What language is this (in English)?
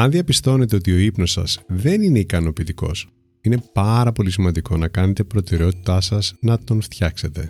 Greek